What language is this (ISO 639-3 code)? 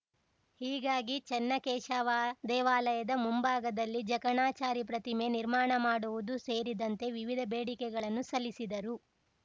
kan